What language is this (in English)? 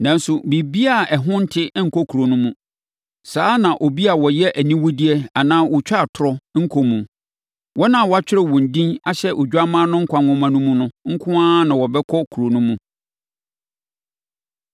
Akan